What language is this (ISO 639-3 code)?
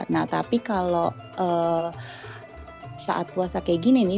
ind